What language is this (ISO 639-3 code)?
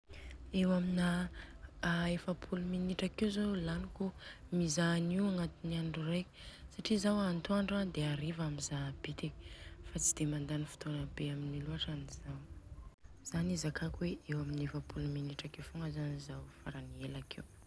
bzc